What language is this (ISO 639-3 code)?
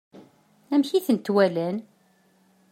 kab